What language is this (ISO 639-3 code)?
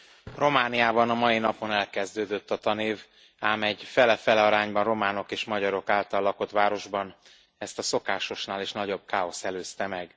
hun